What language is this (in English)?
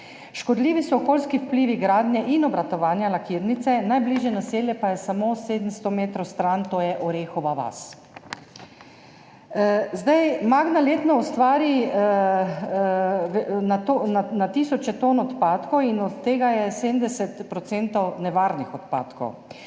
Slovenian